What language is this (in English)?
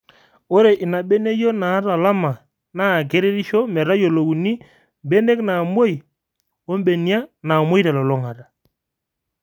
Masai